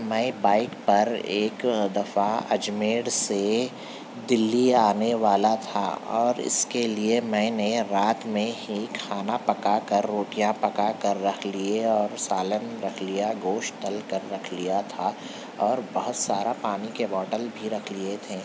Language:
Urdu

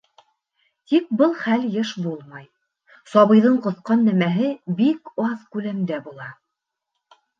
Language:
Bashkir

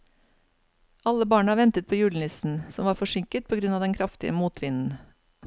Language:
Norwegian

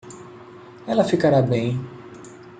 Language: Portuguese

